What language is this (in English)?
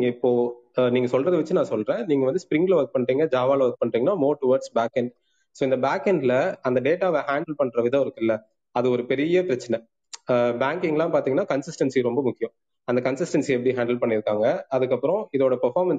Tamil